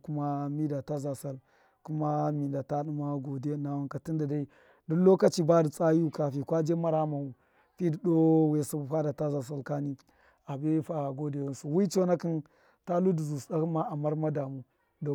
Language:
Miya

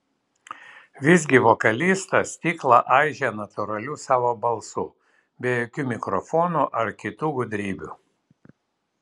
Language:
Lithuanian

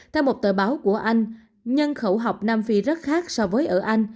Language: Vietnamese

